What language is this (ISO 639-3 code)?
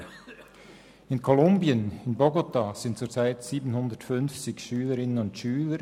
gsw